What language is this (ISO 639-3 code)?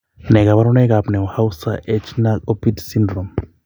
kln